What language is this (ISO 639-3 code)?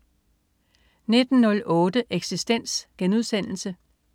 dan